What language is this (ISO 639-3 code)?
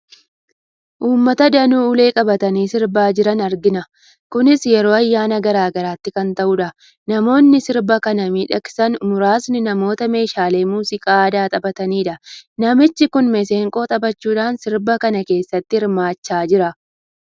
orm